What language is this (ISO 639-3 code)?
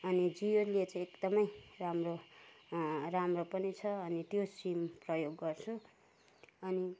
nep